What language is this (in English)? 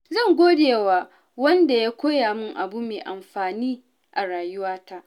Hausa